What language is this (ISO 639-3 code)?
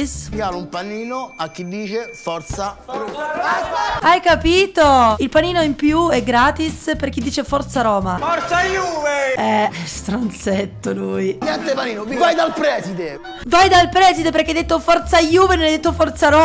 ita